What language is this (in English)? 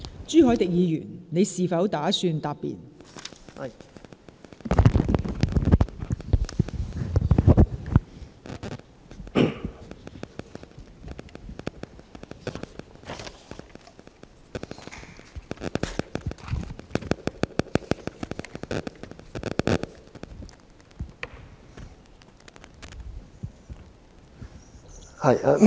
Cantonese